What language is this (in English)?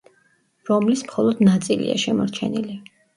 Georgian